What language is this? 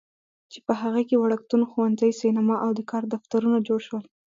Pashto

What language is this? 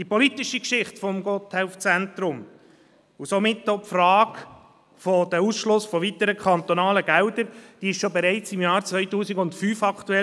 Swiss German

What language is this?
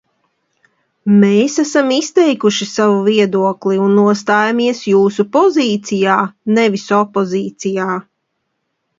Latvian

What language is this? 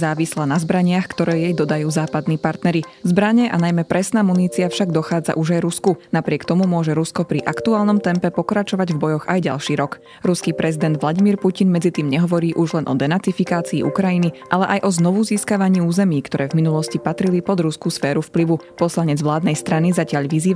Slovak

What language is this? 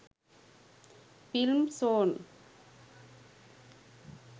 Sinhala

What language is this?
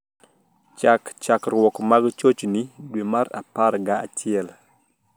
Luo (Kenya and Tanzania)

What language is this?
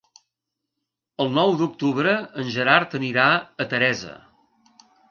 Catalan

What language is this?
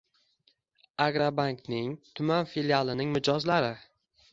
Uzbek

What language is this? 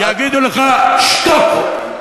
Hebrew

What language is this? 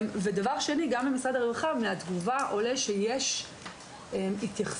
Hebrew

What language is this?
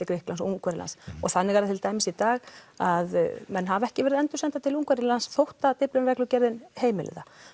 Icelandic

